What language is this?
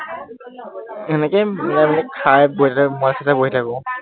Assamese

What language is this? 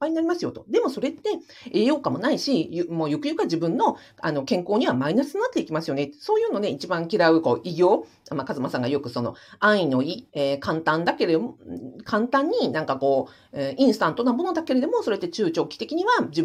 Japanese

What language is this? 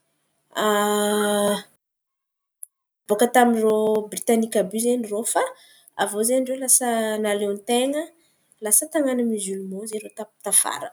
Antankarana Malagasy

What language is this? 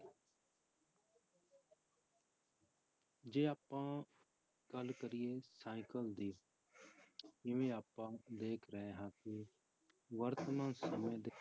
Punjabi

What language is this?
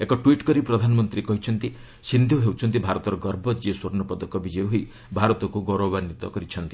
Odia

